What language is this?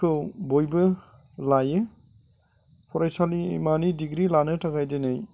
Bodo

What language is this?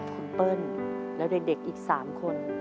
Thai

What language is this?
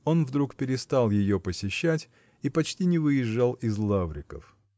Russian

